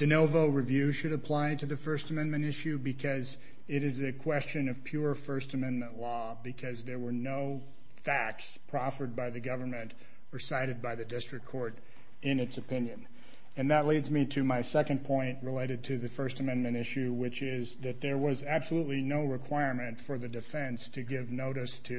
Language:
English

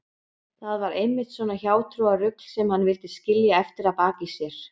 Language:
Icelandic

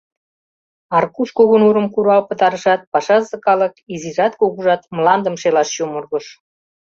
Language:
Mari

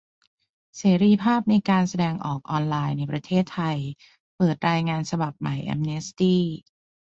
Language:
Thai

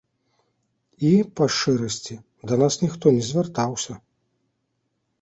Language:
Belarusian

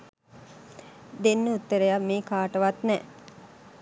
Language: Sinhala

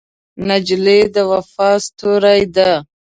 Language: Pashto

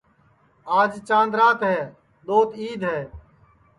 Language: Sansi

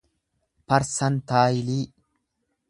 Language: Oromo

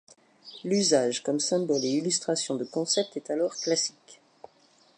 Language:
French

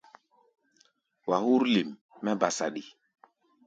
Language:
Gbaya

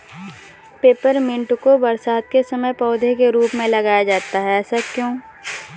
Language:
Hindi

